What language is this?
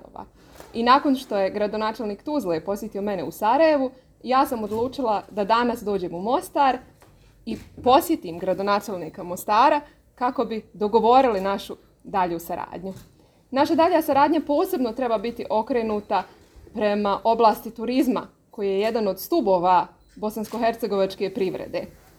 Croatian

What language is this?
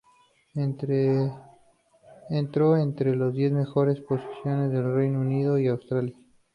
Spanish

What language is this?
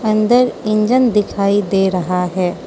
Hindi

